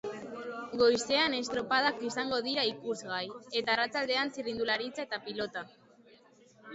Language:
Basque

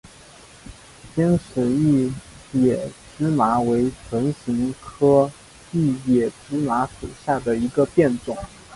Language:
Chinese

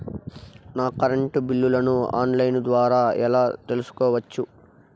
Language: Telugu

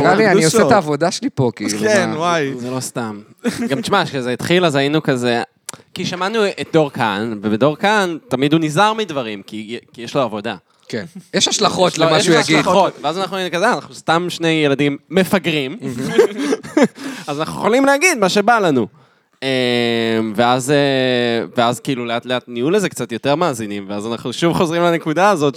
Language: Hebrew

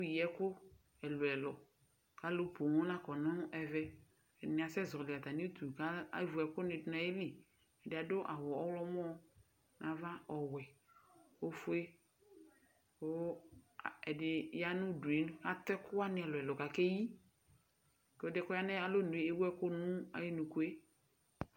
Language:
Ikposo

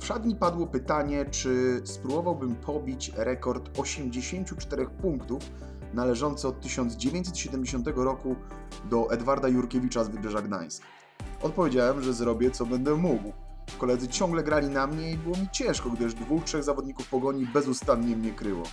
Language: Polish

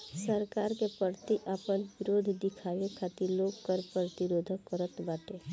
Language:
Bhojpuri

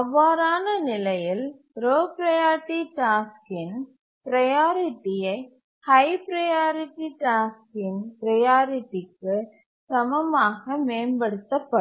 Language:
Tamil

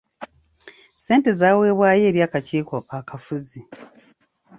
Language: Ganda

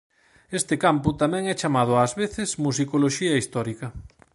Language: Galician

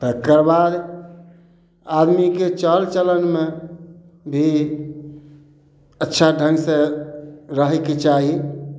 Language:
Maithili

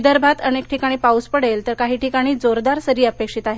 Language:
Marathi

